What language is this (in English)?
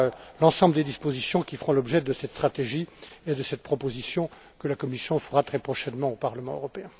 French